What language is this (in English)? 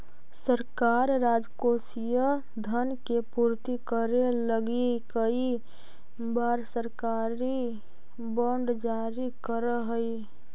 Magahi